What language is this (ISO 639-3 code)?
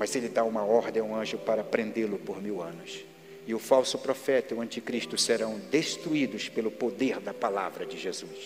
por